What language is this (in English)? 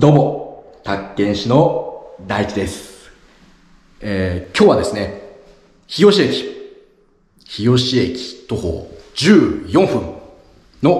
Japanese